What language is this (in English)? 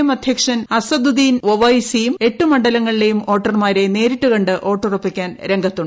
Malayalam